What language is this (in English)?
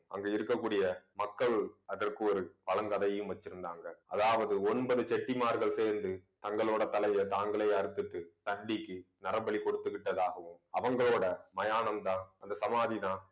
Tamil